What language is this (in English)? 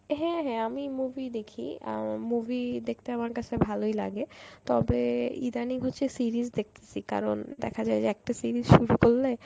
Bangla